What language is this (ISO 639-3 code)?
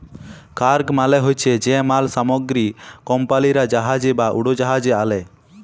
ben